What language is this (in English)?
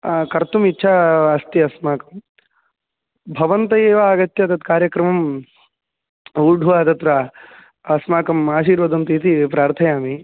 Sanskrit